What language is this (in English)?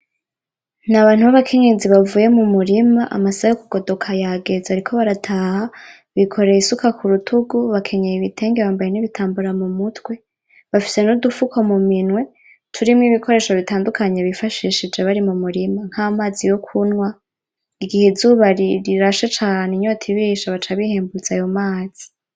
Rundi